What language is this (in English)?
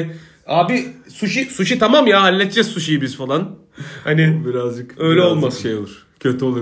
Turkish